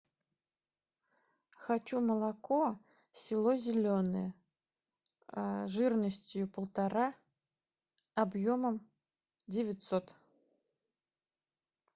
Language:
Russian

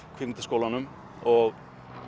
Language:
Icelandic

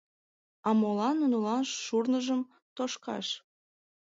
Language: Mari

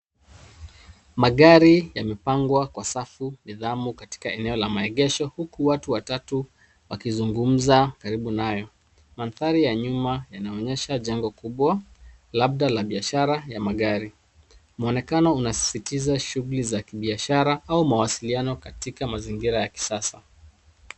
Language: Swahili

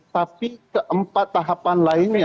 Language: Indonesian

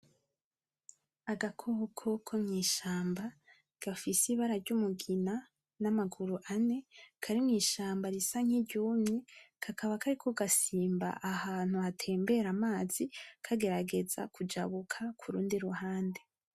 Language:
Rundi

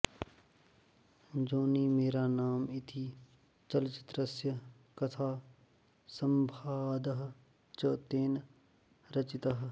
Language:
Sanskrit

